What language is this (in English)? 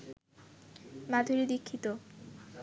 Bangla